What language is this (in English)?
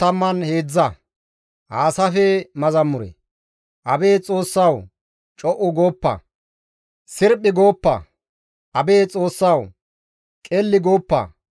Gamo